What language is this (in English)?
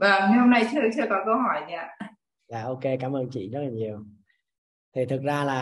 Vietnamese